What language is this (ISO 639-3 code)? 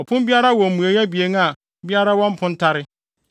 aka